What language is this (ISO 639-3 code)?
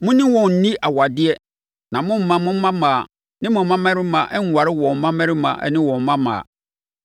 aka